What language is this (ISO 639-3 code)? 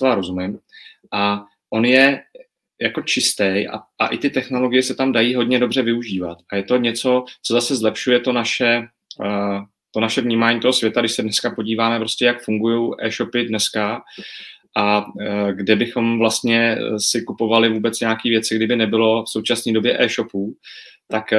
ces